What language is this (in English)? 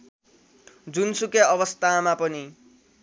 Nepali